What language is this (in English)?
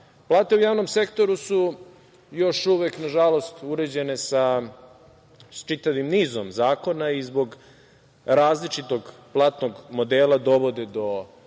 Serbian